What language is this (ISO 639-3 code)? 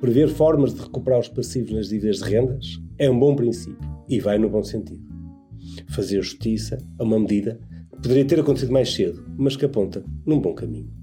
por